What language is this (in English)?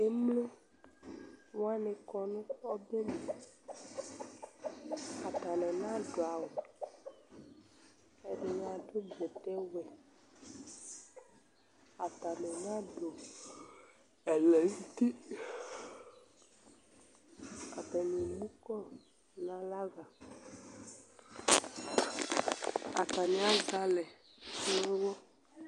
Ikposo